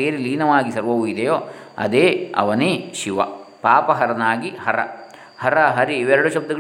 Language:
Kannada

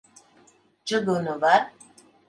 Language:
Latvian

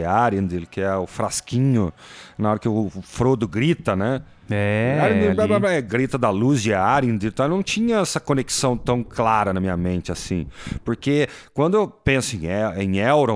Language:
Portuguese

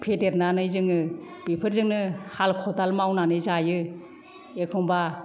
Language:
Bodo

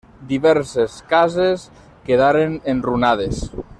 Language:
Catalan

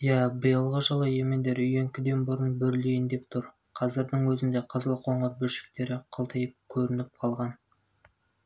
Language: Kazakh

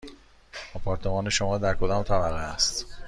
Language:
Persian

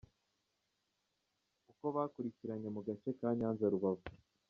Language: Kinyarwanda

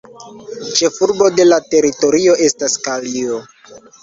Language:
Esperanto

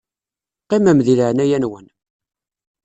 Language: Kabyle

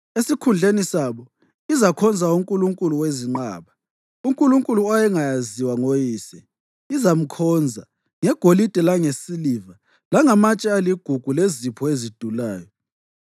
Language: North Ndebele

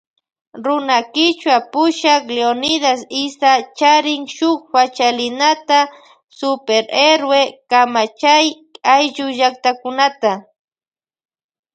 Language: Loja Highland Quichua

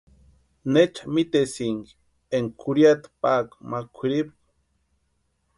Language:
Western Highland Purepecha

